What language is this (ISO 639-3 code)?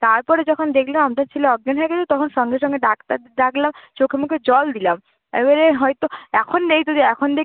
ben